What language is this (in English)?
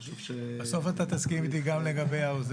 Hebrew